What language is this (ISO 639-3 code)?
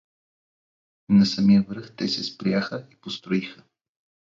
bul